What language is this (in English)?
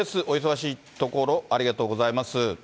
Japanese